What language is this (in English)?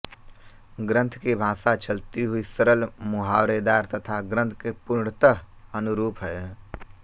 Hindi